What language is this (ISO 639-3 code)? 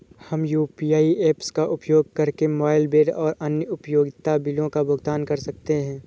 hin